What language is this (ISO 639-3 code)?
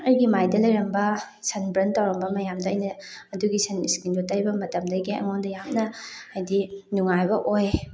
mni